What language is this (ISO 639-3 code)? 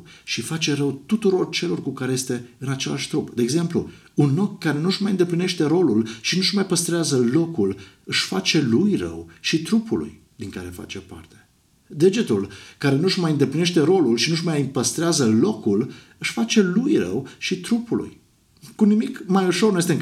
ron